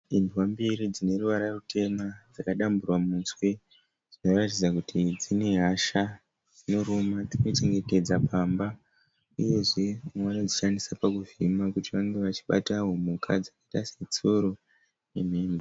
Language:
Shona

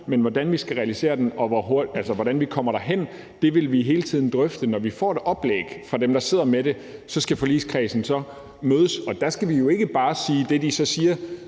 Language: Danish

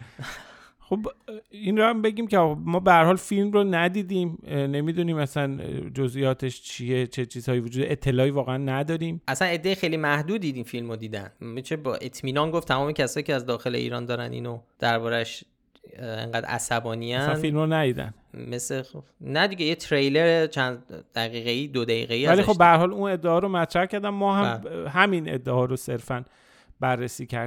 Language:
Persian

